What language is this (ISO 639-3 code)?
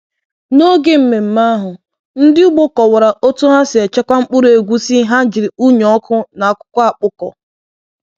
ibo